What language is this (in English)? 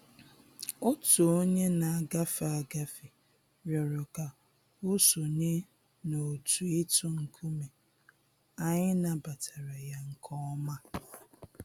Igbo